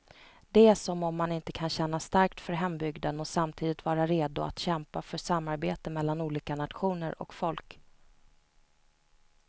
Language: Swedish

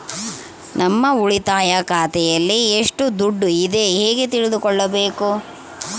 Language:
Kannada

